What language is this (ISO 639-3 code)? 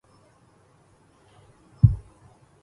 ara